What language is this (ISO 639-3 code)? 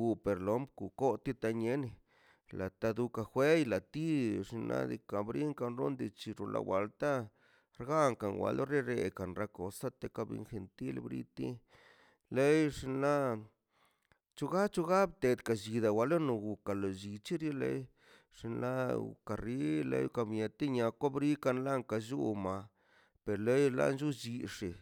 zpy